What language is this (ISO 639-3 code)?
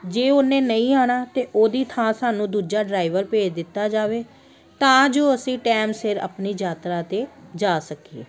pan